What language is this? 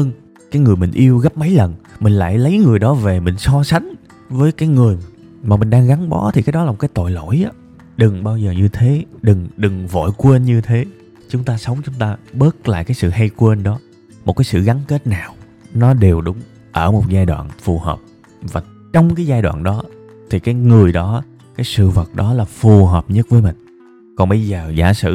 Vietnamese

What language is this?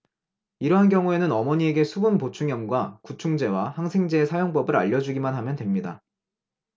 Korean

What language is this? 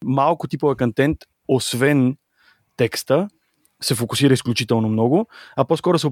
Bulgarian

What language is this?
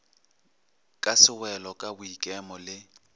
Northern Sotho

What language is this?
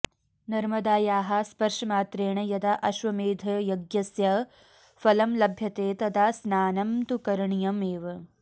Sanskrit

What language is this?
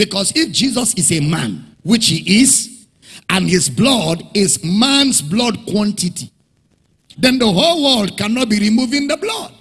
English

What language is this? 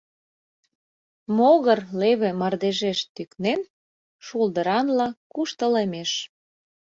Mari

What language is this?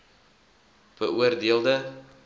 Afrikaans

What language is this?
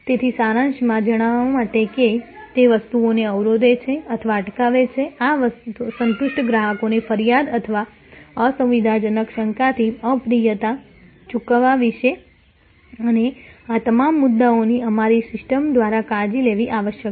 Gujarati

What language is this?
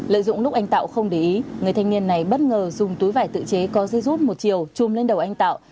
Vietnamese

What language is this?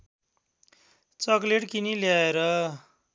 Nepali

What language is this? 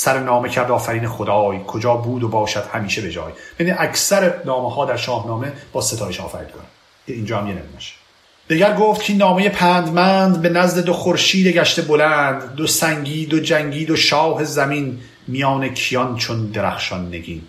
Persian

